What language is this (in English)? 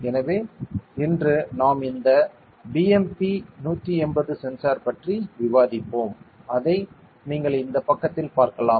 Tamil